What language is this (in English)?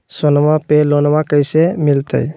Magahi